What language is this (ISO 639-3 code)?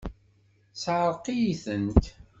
kab